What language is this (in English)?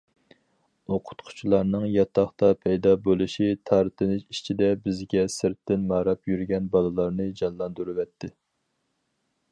Uyghur